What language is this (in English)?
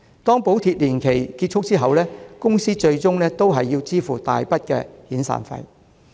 Cantonese